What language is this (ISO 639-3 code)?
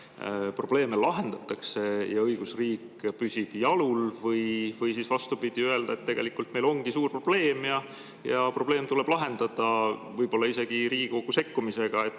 est